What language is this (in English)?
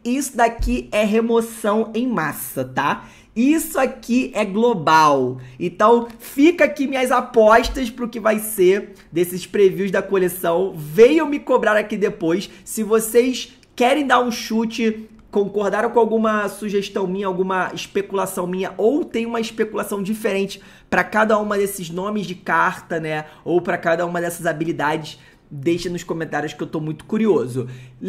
Portuguese